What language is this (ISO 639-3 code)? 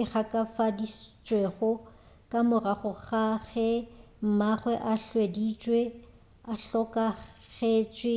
nso